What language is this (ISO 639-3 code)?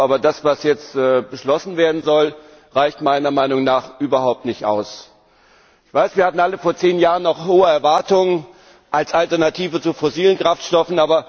deu